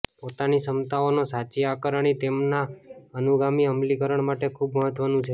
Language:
Gujarati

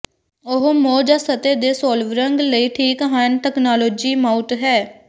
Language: Punjabi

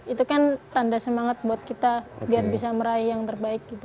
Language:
Indonesian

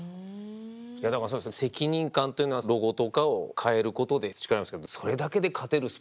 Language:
Japanese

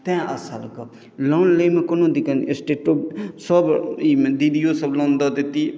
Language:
Maithili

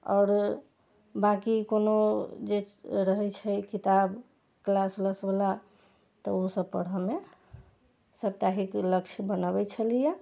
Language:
Maithili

